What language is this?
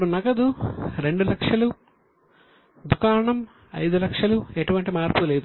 Telugu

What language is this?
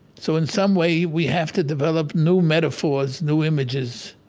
English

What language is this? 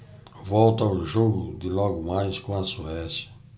Portuguese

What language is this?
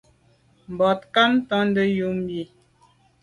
Medumba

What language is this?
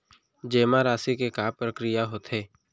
Chhattisgarhi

